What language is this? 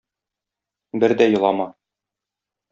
Tatar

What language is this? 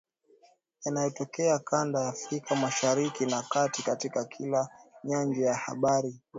Swahili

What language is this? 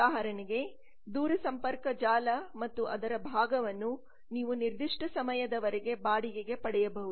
Kannada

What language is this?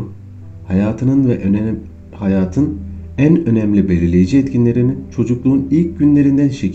Turkish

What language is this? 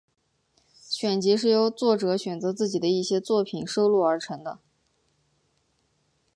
Chinese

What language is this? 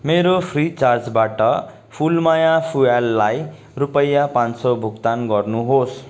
Nepali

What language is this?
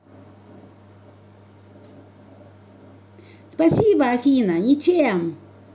Russian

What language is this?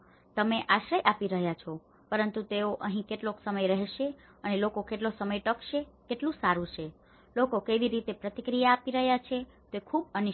Gujarati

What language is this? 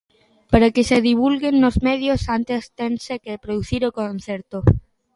Galician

